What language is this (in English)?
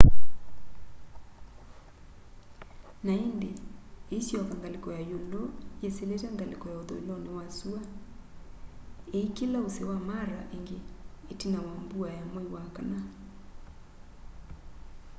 Kamba